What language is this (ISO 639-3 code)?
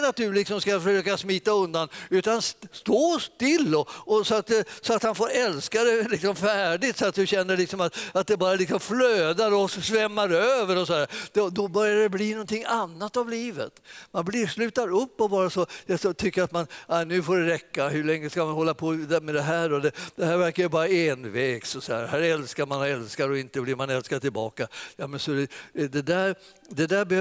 swe